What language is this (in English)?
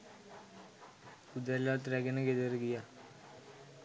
Sinhala